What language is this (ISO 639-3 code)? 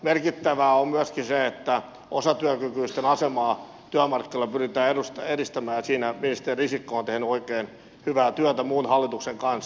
fin